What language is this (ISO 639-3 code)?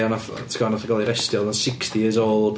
cym